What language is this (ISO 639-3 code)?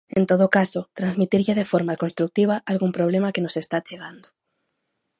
glg